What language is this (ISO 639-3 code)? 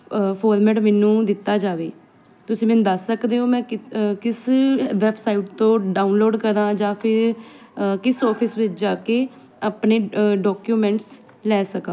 pan